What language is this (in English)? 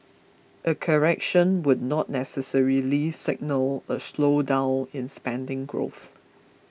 English